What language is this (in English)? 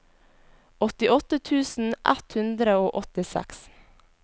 Norwegian